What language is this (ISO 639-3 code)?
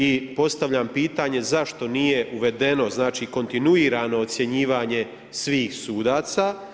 hrv